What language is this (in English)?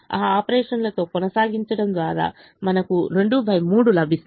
Telugu